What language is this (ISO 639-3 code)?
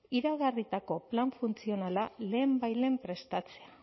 eus